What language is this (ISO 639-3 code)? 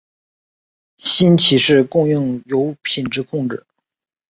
zho